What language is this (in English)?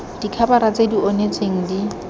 Tswana